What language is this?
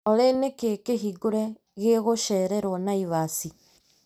Kikuyu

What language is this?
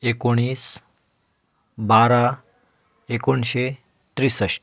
Konkani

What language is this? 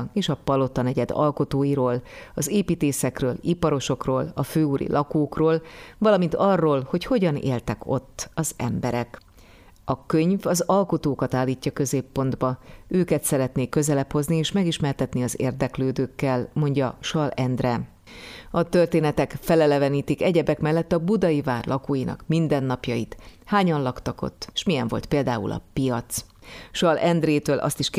Hungarian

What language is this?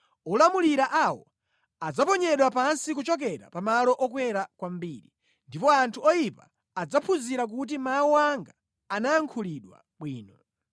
Nyanja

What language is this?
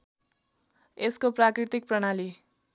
Nepali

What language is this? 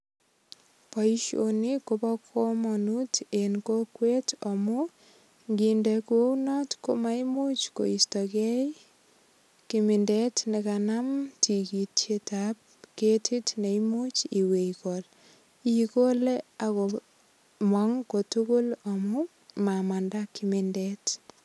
Kalenjin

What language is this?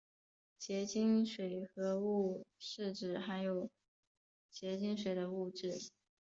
Chinese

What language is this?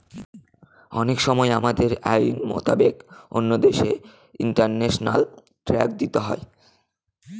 Bangla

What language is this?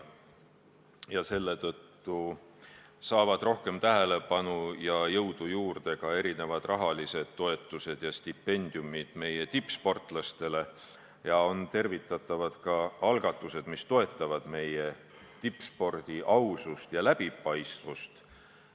Estonian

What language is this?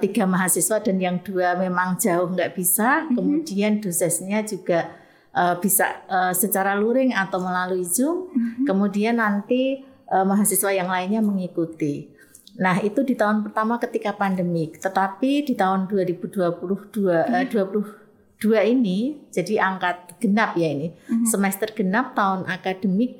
Indonesian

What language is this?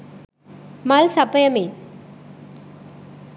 Sinhala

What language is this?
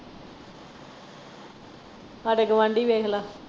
Punjabi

